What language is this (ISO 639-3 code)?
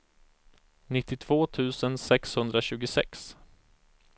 swe